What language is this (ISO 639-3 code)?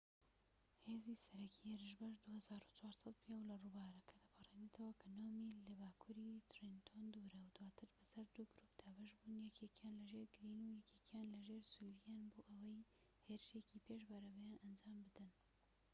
ckb